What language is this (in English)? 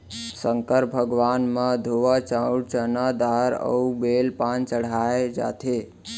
Chhattisgarhi